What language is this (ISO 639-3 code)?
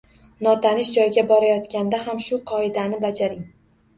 uzb